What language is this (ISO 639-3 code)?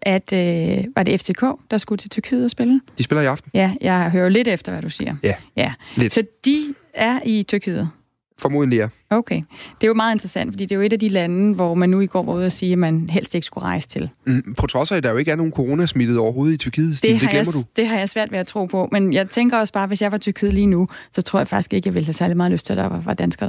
dan